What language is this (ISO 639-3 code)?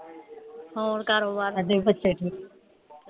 pan